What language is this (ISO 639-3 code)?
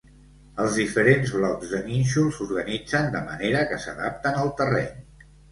cat